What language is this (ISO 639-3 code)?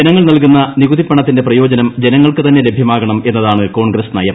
mal